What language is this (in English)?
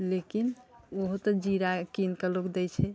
Maithili